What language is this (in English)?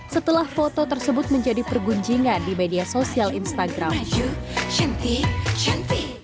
Indonesian